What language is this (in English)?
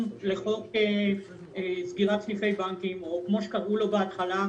Hebrew